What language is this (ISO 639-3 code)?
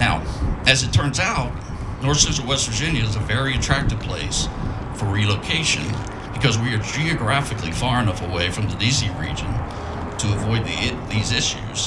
eng